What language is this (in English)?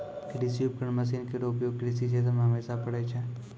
Maithili